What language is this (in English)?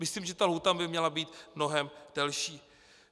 Czech